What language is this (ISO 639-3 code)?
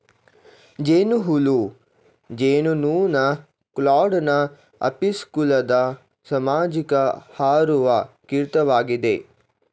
kan